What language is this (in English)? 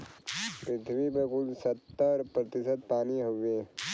Bhojpuri